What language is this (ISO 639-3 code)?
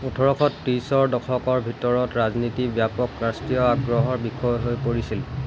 asm